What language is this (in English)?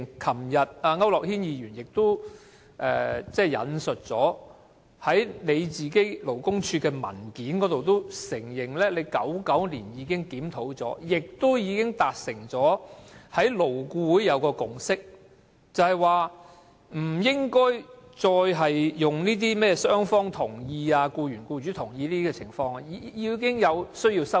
Cantonese